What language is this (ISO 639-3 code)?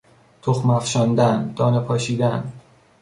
fas